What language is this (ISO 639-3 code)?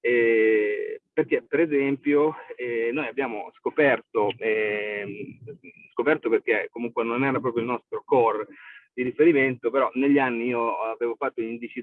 ita